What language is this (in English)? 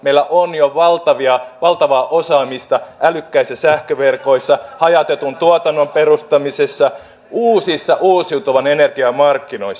Finnish